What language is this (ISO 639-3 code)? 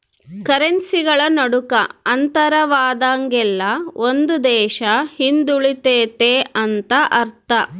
kan